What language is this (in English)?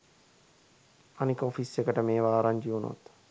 Sinhala